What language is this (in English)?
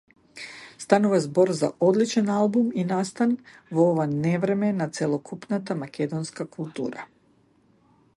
Macedonian